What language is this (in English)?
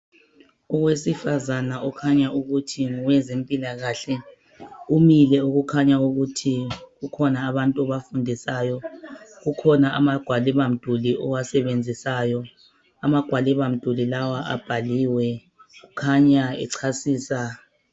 North Ndebele